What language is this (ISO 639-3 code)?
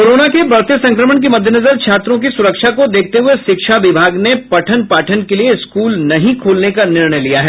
hin